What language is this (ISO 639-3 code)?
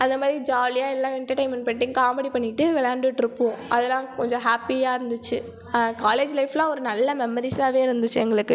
tam